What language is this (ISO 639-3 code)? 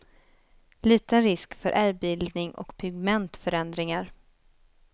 swe